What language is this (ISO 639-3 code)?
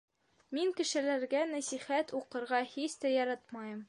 bak